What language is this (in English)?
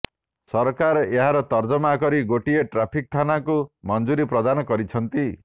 Odia